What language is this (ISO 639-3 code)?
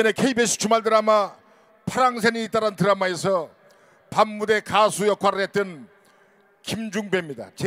kor